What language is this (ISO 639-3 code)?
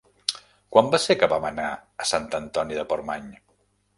cat